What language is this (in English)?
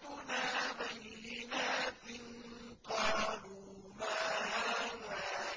Arabic